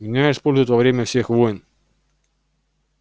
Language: Russian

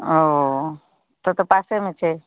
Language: Maithili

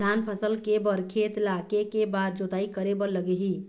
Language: Chhattisgarhi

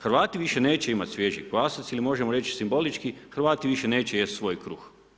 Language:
Croatian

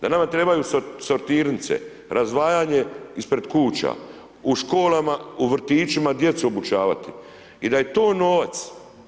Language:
Croatian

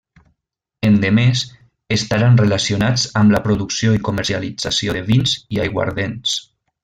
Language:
Catalan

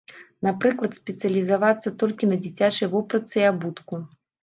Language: Belarusian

